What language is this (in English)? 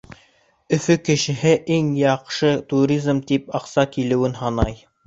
Bashkir